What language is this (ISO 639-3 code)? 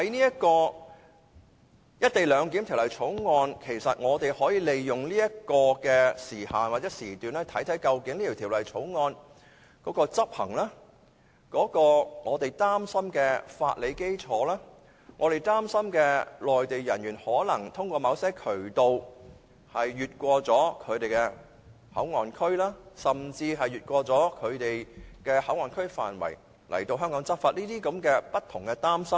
yue